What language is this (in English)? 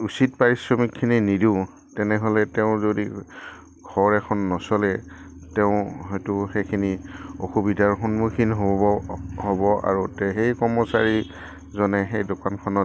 Assamese